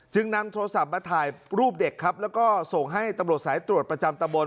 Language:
Thai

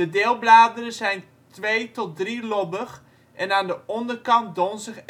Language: Dutch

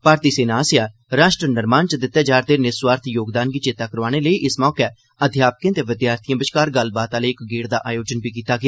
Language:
Dogri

